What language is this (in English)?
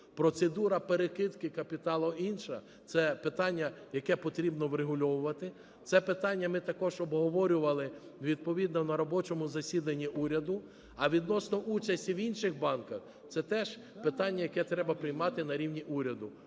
Ukrainian